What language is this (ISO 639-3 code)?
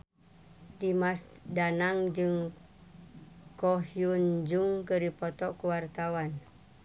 sun